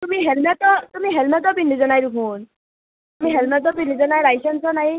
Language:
Assamese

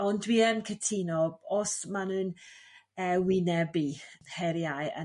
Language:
Welsh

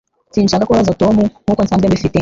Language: Kinyarwanda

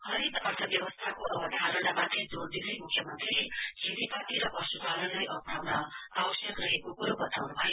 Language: Nepali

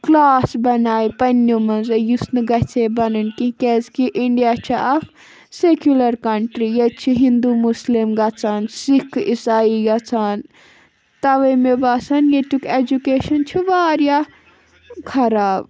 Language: Kashmiri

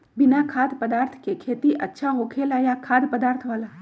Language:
Magahi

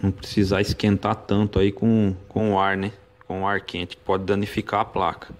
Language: Portuguese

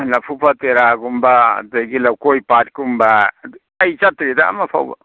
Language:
Manipuri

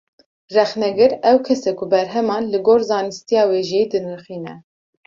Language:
Kurdish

